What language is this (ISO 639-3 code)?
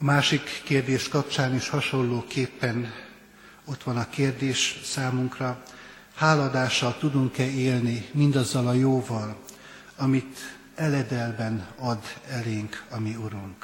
hun